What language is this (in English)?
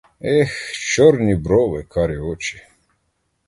Ukrainian